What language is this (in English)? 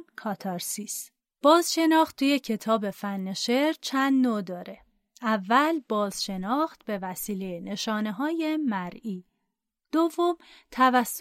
Persian